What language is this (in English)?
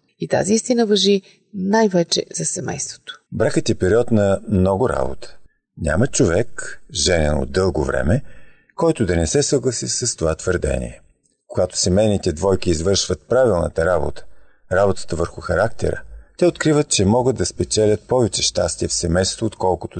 Bulgarian